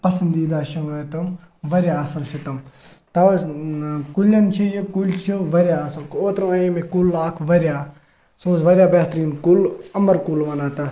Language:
Kashmiri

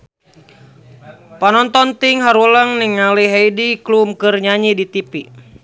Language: Sundanese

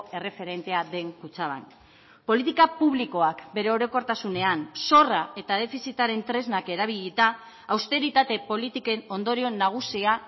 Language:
Basque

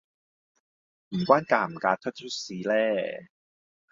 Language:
Cantonese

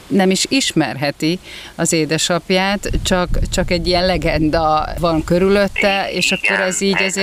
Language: Hungarian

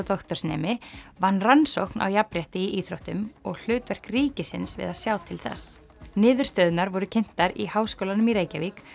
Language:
Icelandic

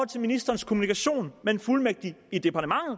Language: Danish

